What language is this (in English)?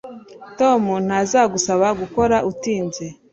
Kinyarwanda